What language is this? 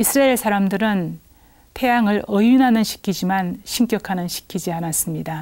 Korean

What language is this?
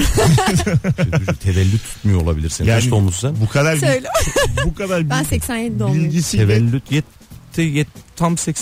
Turkish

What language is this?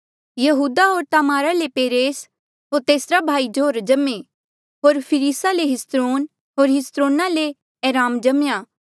Mandeali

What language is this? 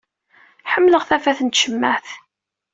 Kabyle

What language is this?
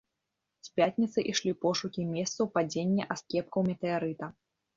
Belarusian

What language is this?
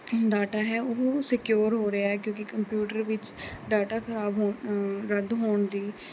Punjabi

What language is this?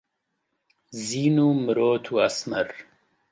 Central Kurdish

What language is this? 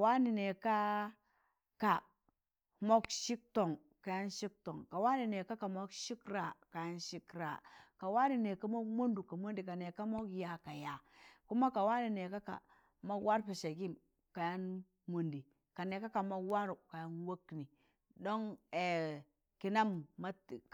Tangale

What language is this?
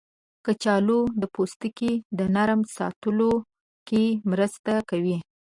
Pashto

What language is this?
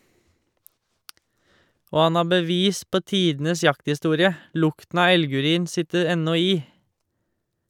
Norwegian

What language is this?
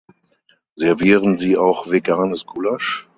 German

